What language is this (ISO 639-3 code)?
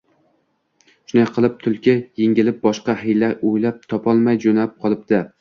uzb